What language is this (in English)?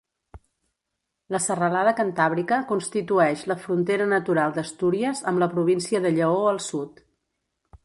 Catalan